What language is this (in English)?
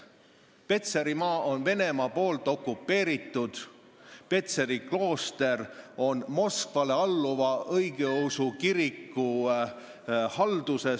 Estonian